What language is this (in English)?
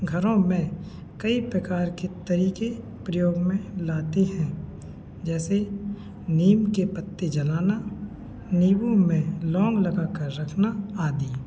Hindi